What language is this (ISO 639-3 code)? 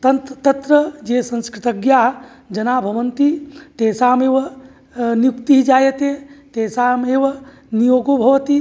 san